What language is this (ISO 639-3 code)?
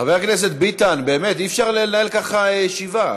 heb